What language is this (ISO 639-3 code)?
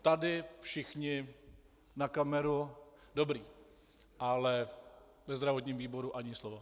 ces